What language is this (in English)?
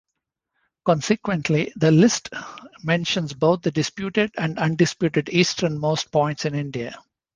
English